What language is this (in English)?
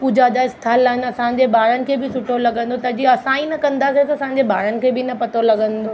Sindhi